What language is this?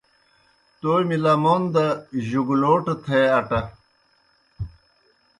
Kohistani Shina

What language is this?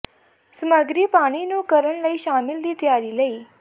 Punjabi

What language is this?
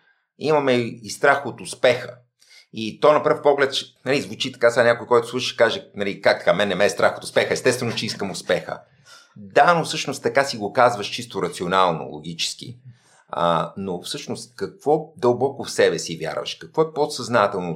Bulgarian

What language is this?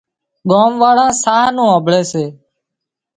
Wadiyara Koli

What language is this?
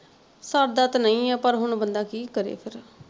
Punjabi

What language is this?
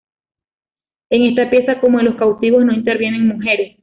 Spanish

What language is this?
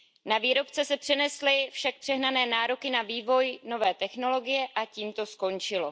Czech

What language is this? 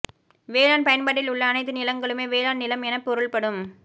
Tamil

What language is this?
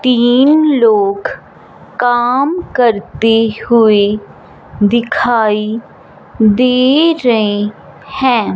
Hindi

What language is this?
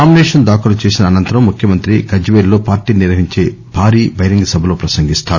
Telugu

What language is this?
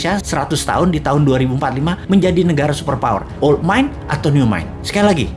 Indonesian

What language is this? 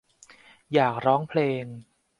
Thai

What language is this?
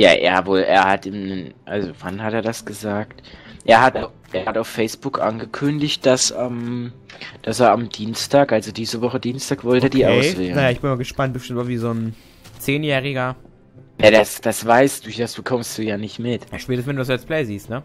German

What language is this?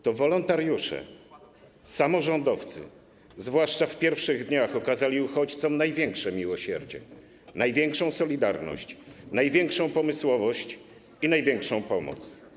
Polish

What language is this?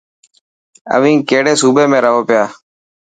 Dhatki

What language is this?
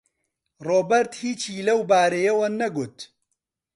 Central Kurdish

